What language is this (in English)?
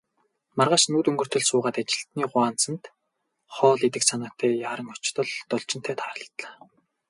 Mongolian